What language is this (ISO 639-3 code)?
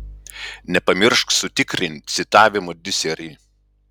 lit